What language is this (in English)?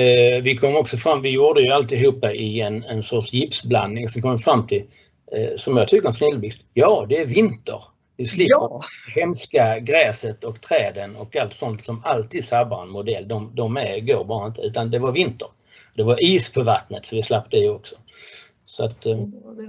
Swedish